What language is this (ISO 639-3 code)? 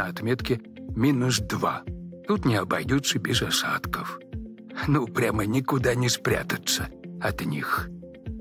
rus